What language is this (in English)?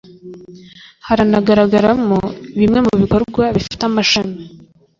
Kinyarwanda